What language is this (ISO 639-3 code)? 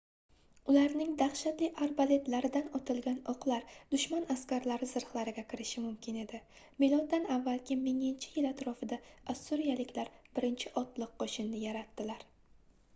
uzb